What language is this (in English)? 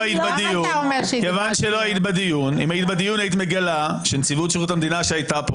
Hebrew